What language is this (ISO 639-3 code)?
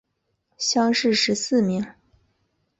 zho